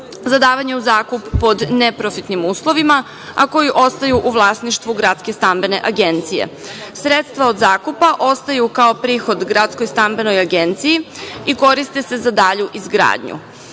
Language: Serbian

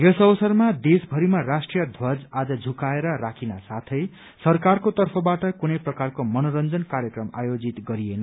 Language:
Nepali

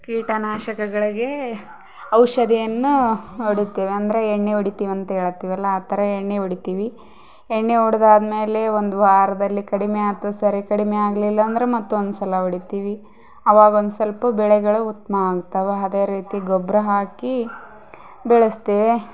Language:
Kannada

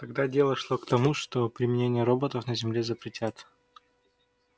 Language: Russian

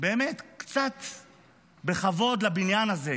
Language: Hebrew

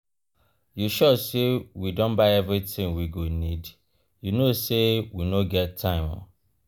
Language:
Nigerian Pidgin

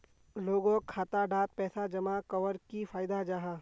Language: Magahi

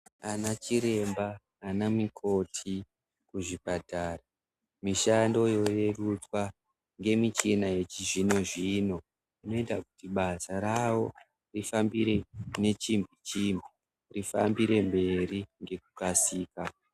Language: Ndau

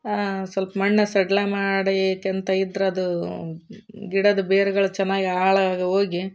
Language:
Kannada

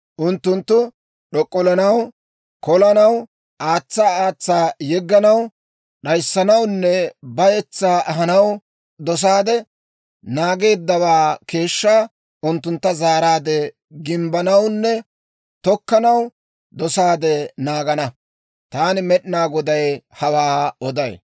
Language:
Dawro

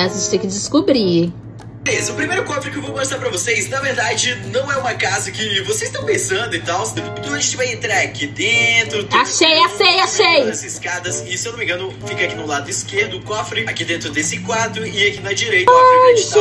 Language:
Portuguese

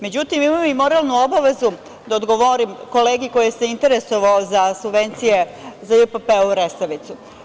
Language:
Serbian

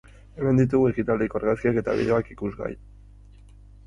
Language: Basque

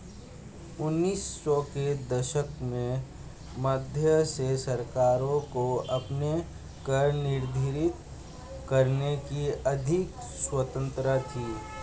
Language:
Hindi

